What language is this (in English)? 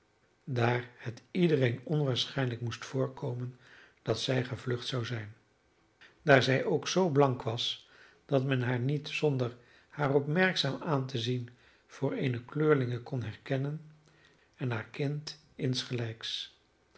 Dutch